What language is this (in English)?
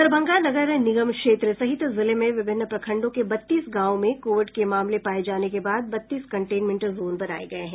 Hindi